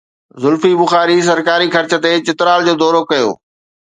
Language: Sindhi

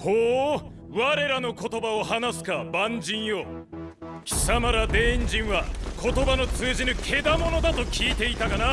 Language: Japanese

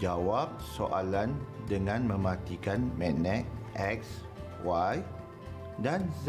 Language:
Malay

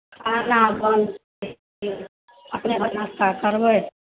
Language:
Maithili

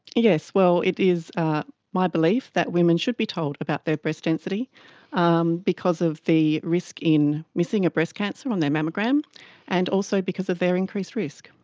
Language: English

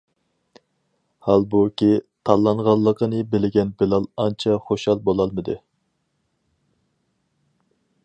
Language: Uyghur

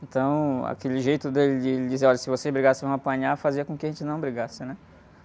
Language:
Portuguese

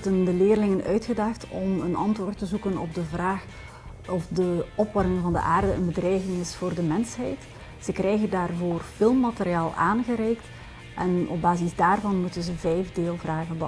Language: Dutch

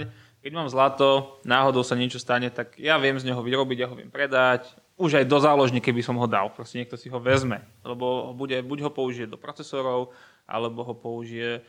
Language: Slovak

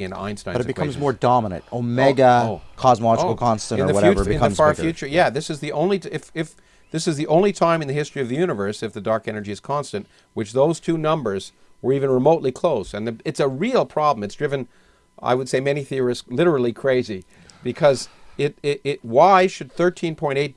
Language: English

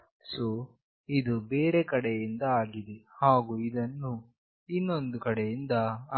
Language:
Kannada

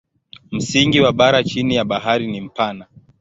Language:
Swahili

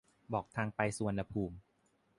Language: Thai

